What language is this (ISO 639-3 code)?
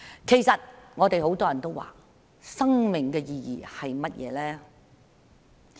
yue